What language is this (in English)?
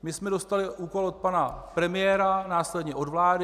Czech